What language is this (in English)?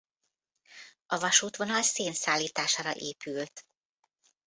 Hungarian